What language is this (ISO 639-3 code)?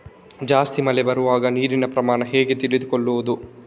kan